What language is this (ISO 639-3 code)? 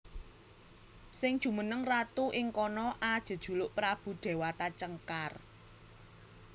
jav